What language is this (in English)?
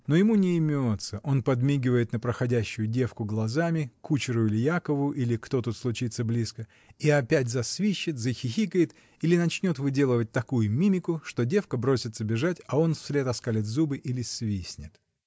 Russian